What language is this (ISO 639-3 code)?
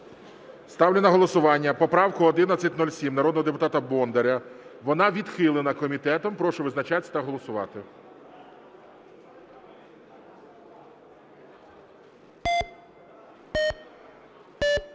ukr